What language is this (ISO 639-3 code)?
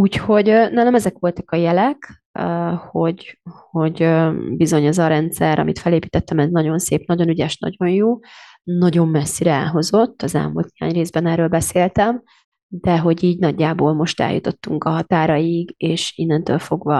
hun